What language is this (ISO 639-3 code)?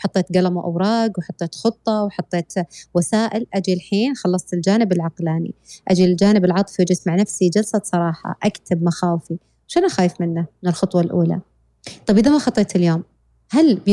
ara